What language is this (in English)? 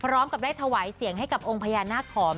Thai